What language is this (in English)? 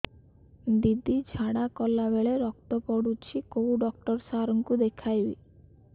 Odia